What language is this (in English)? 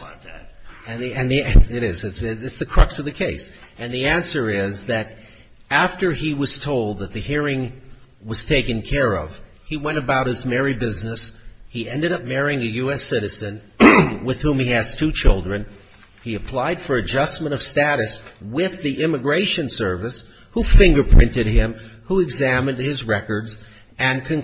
English